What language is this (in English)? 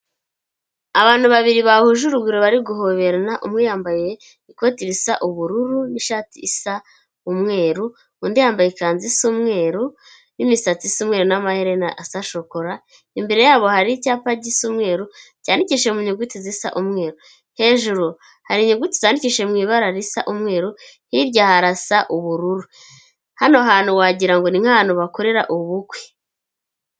Kinyarwanda